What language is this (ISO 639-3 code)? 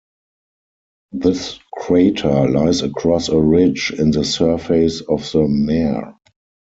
eng